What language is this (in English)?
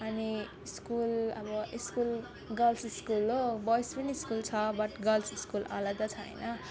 Nepali